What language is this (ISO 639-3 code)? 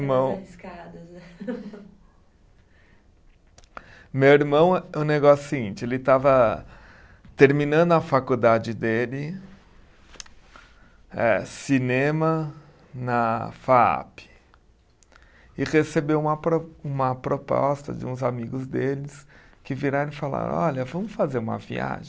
por